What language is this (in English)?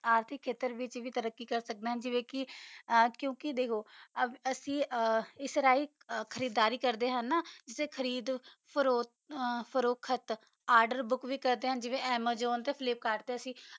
Punjabi